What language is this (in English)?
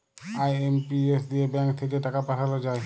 Bangla